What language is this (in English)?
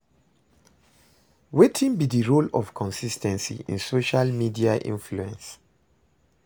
Nigerian Pidgin